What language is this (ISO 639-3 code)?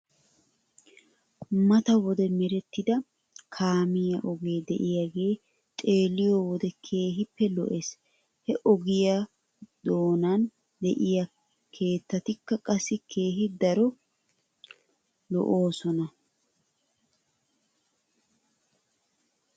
wal